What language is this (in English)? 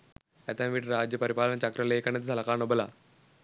Sinhala